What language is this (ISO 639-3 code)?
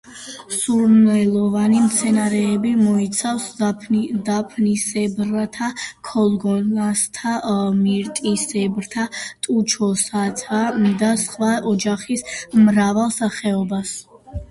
kat